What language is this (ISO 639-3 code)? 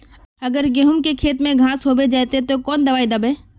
mag